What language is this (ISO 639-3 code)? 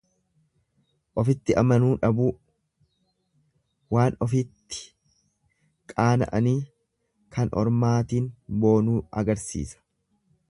orm